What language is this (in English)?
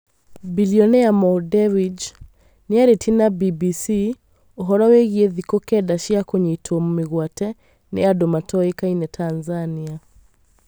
Kikuyu